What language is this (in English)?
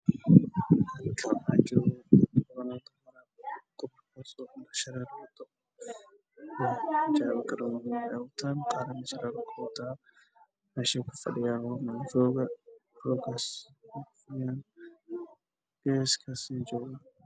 Somali